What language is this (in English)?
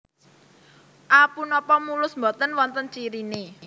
Javanese